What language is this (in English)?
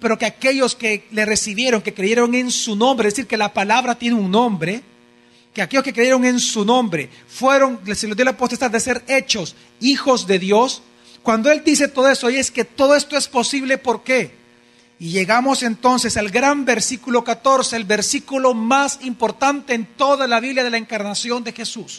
Spanish